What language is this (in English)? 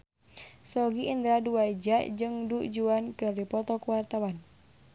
Sundanese